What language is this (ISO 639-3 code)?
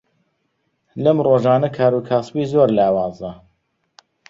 ckb